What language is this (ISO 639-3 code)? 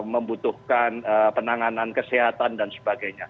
ind